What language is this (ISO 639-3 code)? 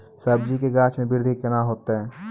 mai